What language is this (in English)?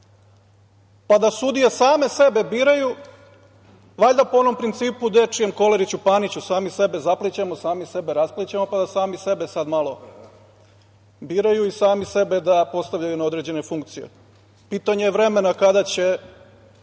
Serbian